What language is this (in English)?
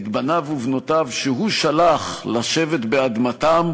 Hebrew